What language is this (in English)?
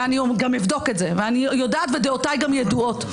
Hebrew